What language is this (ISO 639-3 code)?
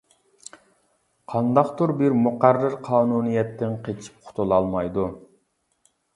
uig